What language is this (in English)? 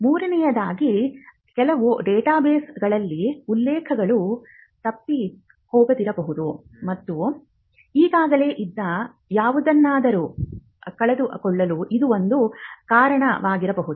Kannada